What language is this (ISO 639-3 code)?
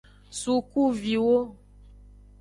ajg